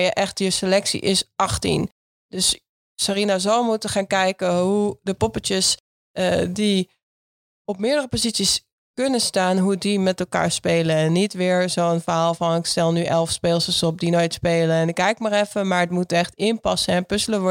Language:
Dutch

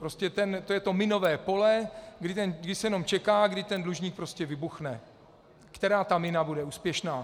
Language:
Czech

